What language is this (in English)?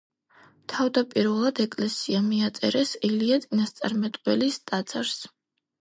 Georgian